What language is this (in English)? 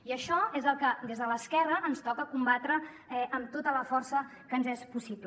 Catalan